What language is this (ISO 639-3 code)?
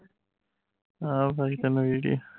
pan